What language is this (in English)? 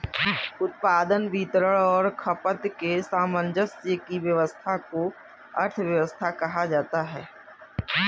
Hindi